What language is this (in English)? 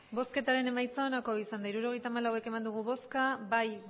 Basque